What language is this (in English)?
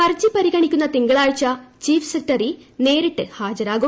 Malayalam